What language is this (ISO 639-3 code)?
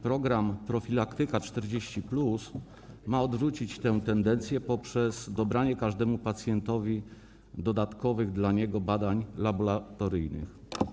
pol